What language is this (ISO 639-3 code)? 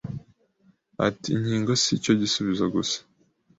kin